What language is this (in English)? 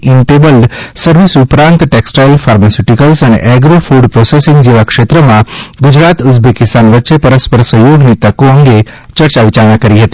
Gujarati